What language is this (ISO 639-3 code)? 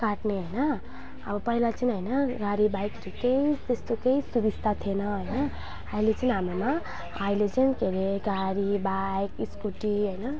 nep